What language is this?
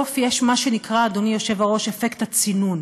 Hebrew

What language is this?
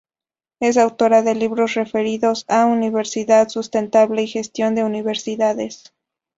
Spanish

